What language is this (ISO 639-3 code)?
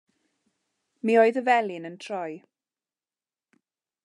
cym